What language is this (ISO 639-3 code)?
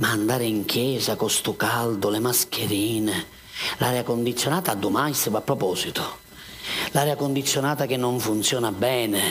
ita